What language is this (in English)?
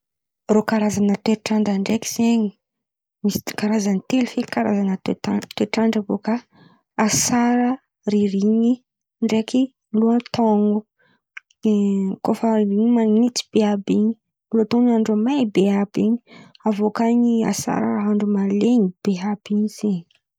Antankarana Malagasy